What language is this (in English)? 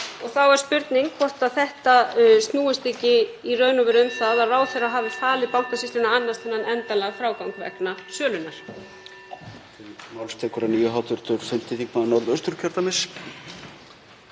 Icelandic